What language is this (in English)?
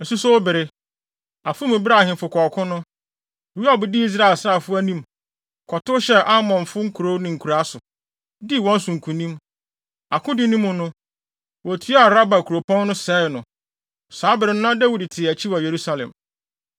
Akan